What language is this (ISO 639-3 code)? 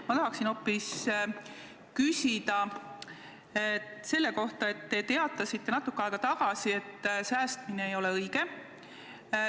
est